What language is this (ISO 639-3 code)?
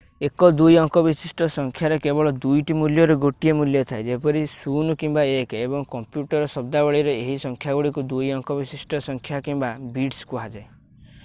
ori